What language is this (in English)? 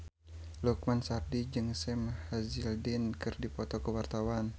Sundanese